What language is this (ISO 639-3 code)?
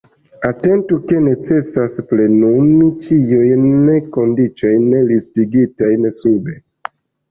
epo